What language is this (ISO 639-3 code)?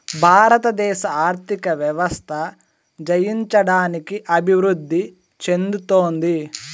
tel